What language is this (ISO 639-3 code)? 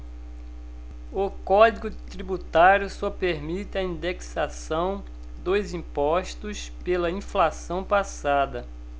por